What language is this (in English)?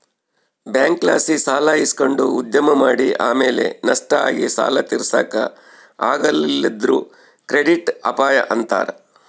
Kannada